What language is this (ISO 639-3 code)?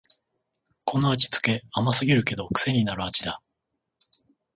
jpn